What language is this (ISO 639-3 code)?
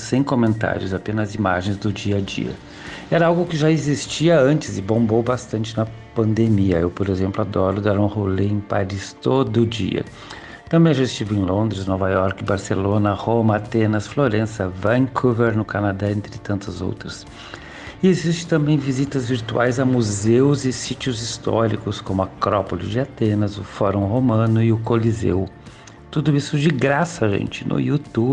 por